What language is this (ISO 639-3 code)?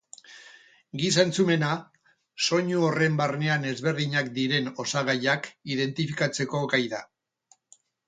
eus